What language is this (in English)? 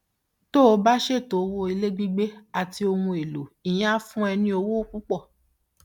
Yoruba